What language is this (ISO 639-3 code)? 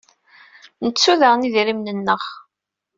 kab